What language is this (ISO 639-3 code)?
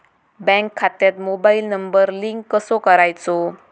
mar